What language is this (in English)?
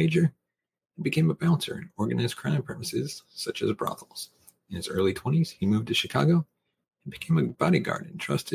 English